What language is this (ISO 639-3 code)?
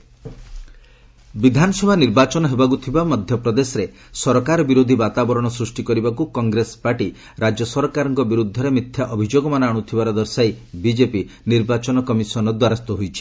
ori